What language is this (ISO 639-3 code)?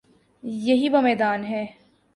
urd